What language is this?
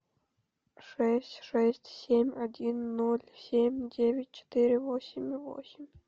Russian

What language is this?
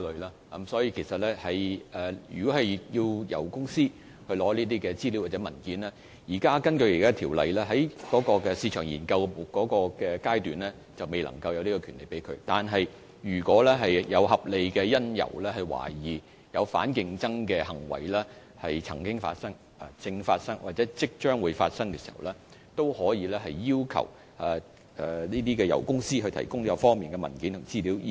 Cantonese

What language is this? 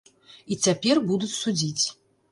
Belarusian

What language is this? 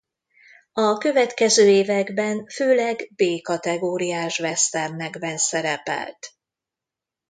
Hungarian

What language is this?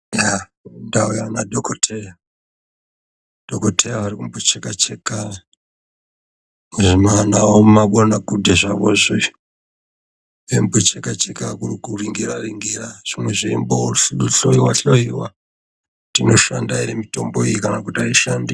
Ndau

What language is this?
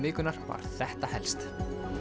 Icelandic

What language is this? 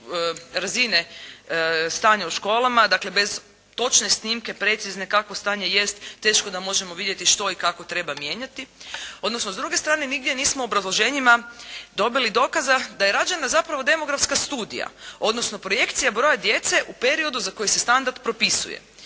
Croatian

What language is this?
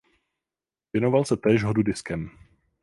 Czech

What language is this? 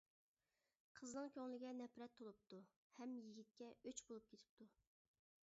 Uyghur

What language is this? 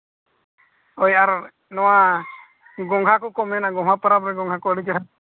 Santali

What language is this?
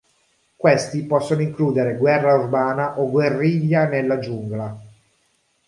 Italian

